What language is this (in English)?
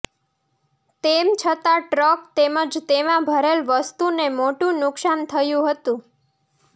Gujarati